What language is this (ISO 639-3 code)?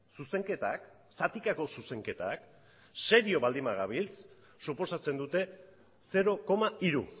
eus